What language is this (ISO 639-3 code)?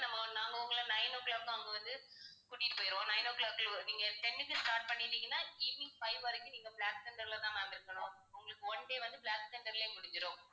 tam